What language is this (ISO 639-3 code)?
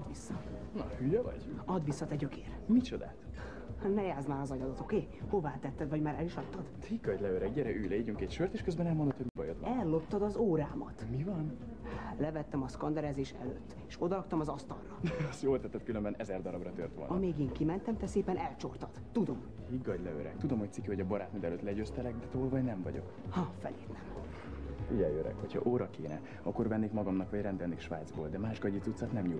hun